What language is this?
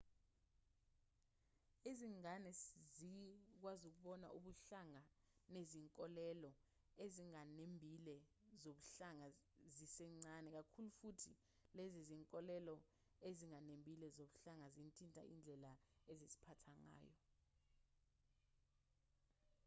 Zulu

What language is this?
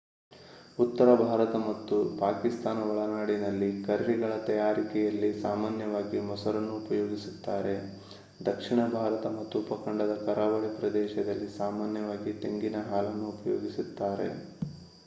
Kannada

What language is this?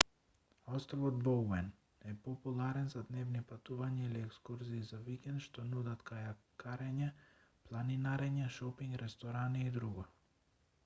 Macedonian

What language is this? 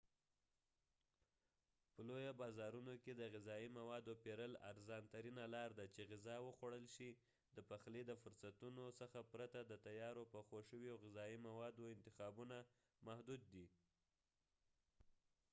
Pashto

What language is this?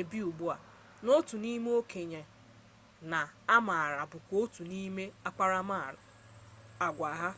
Igbo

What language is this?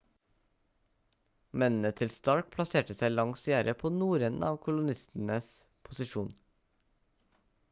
Norwegian Bokmål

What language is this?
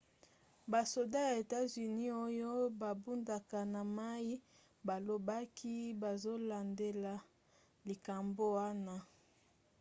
Lingala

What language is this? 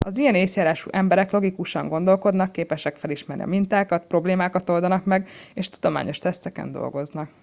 Hungarian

